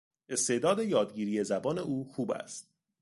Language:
Persian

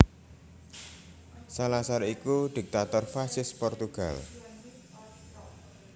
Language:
Javanese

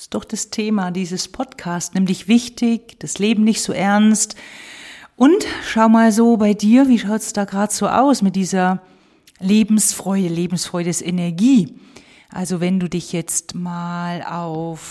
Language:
German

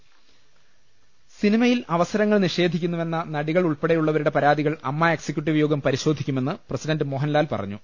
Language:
Malayalam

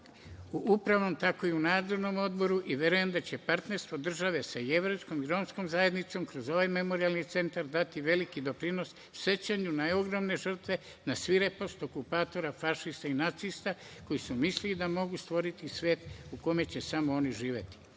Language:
Serbian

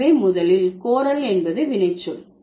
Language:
Tamil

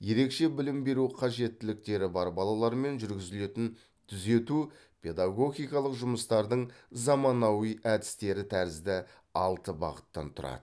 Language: Kazakh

